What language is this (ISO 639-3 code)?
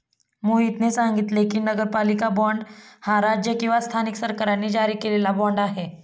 mar